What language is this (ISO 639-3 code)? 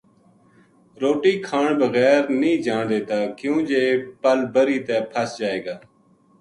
gju